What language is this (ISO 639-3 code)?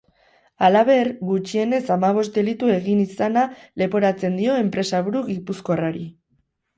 eus